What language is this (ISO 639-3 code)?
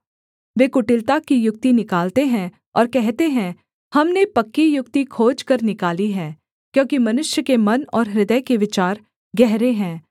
hin